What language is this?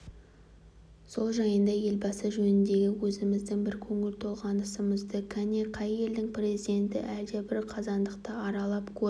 Kazakh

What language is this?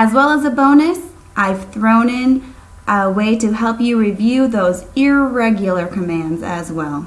English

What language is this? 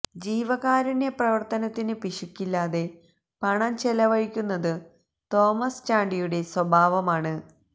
Malayalam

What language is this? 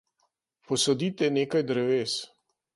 Slovenian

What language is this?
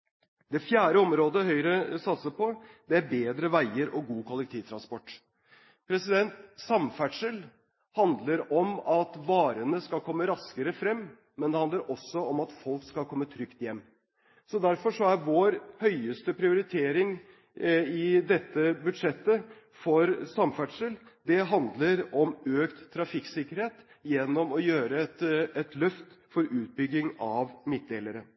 Norwegian Bokmål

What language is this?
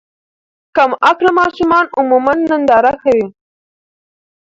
Pashto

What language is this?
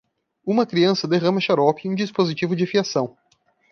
Portuguese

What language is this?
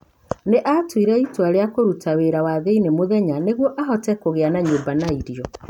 Kikuyu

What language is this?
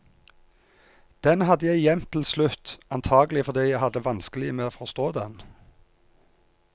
Norwegian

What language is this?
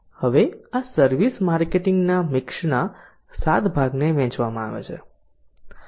Gujarati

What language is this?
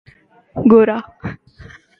Urdu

